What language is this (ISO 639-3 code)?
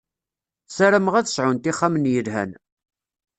kab